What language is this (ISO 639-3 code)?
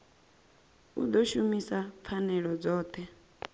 ven